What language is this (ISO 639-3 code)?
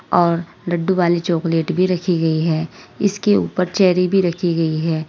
hin